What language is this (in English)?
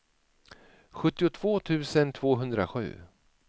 Swedish